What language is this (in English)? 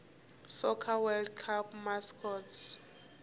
Tsonga